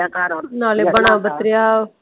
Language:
Punjabi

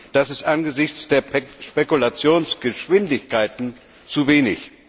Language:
German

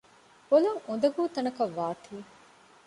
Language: Divehi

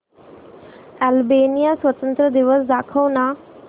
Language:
Marathi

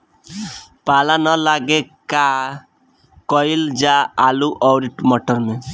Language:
Bhojpuri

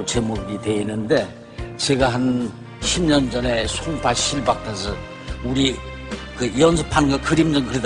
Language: Korean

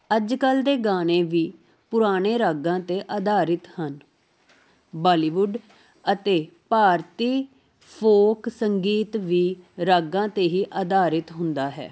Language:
Punjabi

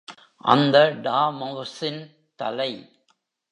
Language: Tamil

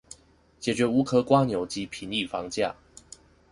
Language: Chinese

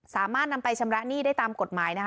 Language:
Thai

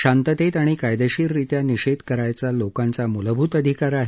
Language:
Marathi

